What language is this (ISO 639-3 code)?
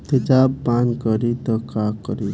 bho